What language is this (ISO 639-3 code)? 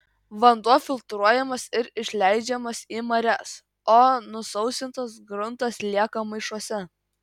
lit